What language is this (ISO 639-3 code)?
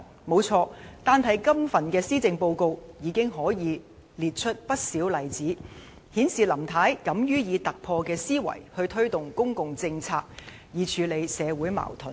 yue